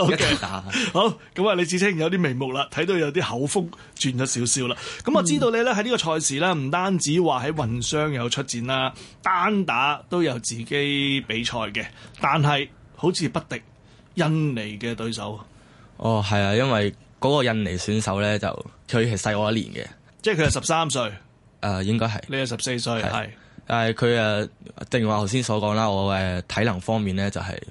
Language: Chinese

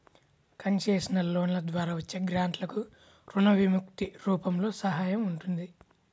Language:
Telugu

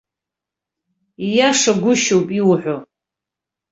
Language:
Abkhazian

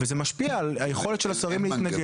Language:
Hebrew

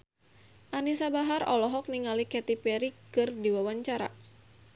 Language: Sundanese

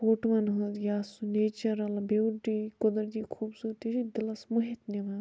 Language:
Kashmiri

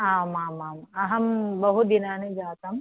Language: Sanskrit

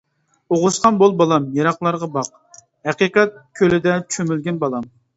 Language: Uyghur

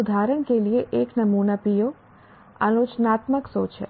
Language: Hindi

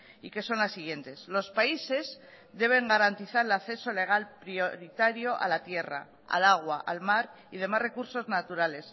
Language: Spanish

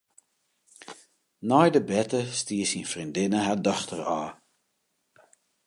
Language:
Western Frisian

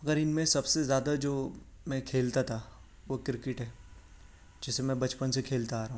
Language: Urdu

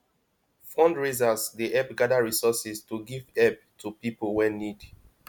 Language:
Nigerian Pidgin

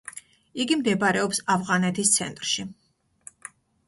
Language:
Georgian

